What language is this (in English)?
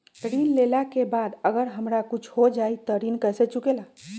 Magahi